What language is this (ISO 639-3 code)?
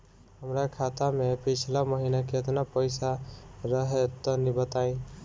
bho